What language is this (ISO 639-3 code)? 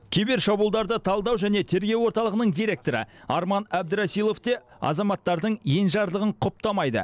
kaz